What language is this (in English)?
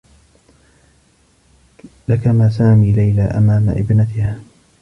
Arabic